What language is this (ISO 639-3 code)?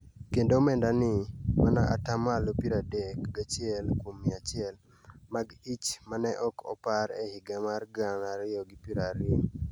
luo